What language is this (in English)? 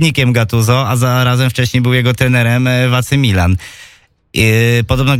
Polish